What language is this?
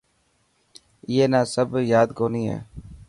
Dhatki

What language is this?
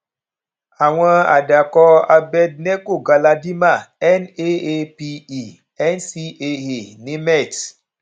Yoruba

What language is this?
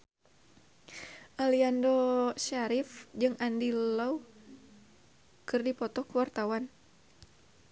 Sundanese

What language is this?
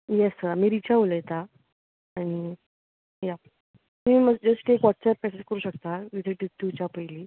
Konkani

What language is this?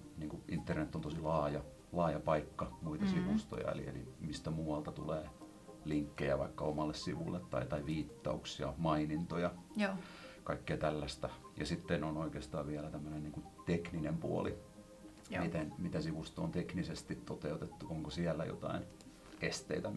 Finnish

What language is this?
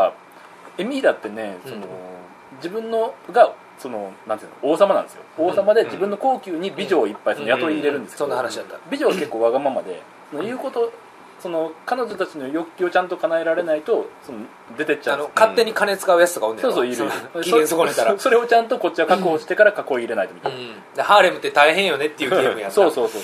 Japanese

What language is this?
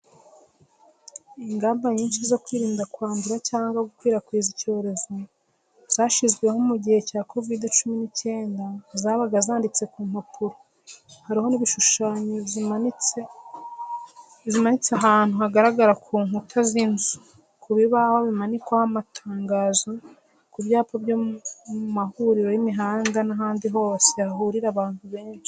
Kinyarwanda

